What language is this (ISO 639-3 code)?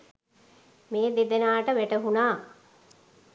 sin